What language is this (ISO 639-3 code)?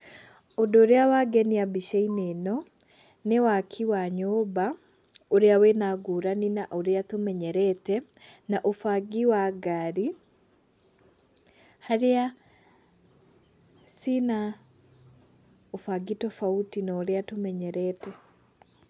kik